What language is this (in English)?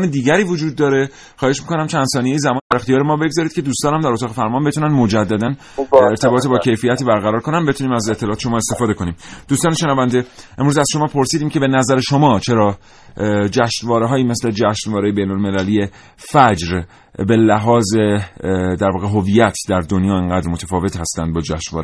Persian